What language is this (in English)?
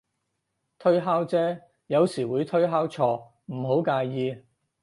Cantonese